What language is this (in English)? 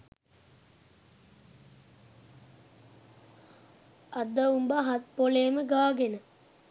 Sinhala